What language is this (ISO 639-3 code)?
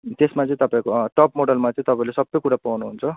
nep